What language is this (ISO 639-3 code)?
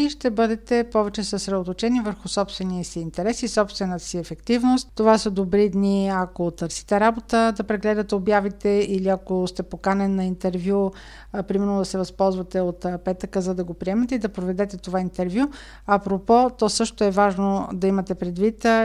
bul